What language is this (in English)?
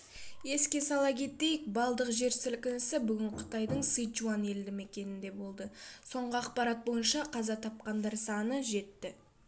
Kazakh